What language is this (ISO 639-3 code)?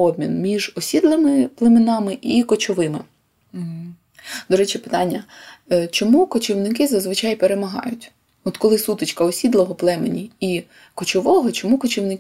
ukr